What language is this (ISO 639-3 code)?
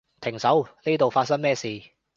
yue